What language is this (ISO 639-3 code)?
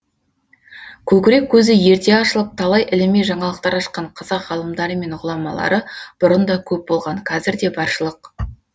kaz